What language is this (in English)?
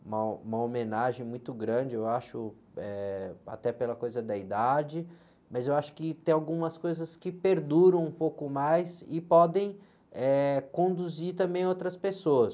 Portuguese